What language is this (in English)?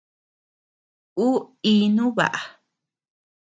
Tepeuxila Cuicatec